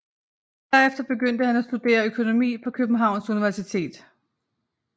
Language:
Danish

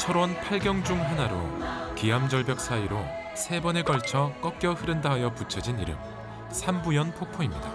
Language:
Korean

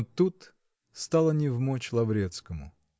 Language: Russian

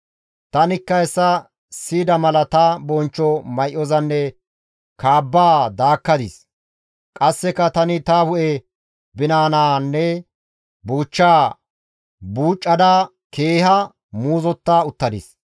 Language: Gamo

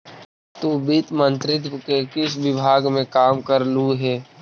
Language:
Magahi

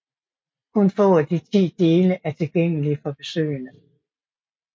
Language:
Danish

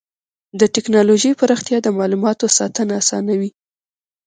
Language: Pashto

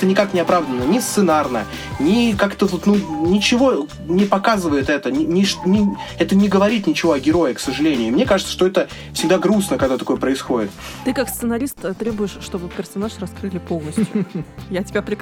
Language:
Russian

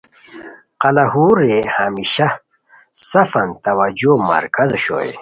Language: Khowar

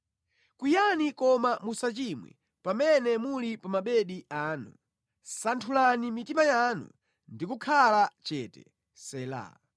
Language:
Nyanja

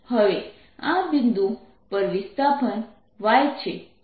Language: Gujarati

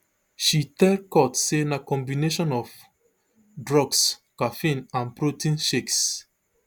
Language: Nigerian Pidgin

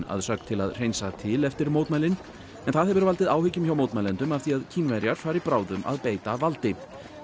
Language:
Icelandic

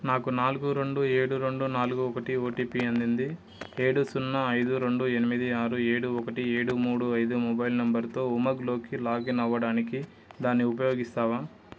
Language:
Telugu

